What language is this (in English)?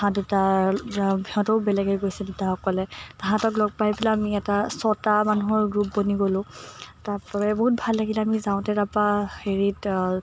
Assamese